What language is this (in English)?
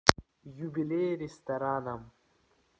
Russian